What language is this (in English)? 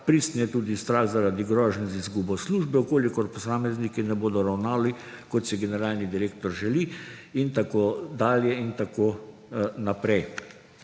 Slovenian